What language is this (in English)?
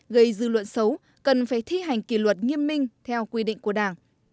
Vietnamese